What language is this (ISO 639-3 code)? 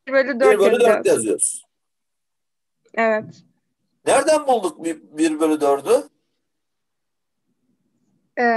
tur